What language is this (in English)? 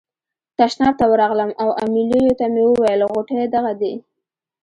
Pashto